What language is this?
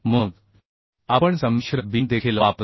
Marathi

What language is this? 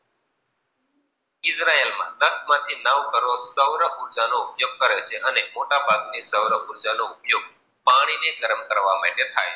Gujarati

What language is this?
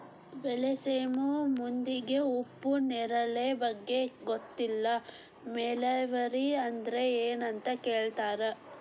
Kannada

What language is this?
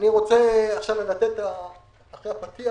Hebrew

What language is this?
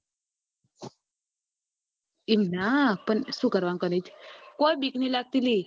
Gujarati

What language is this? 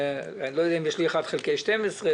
Hebrew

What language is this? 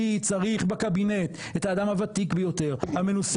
Hebrew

